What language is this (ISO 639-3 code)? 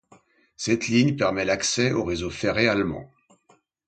fra